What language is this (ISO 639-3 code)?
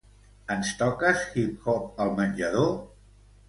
cat